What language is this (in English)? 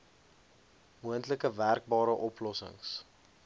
Afrikaans